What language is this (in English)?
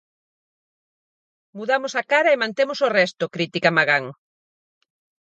Galician